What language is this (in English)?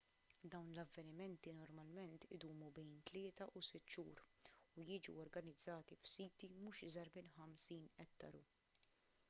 Maltese